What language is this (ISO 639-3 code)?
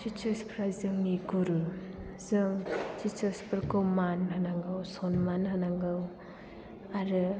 brx